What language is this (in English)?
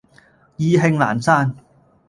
Cantonese